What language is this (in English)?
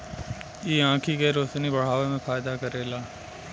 Bhojpuri